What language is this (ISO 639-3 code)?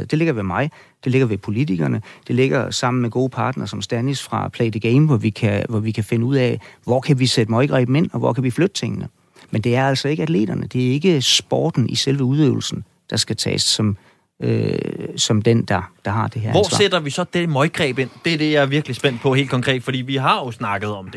dan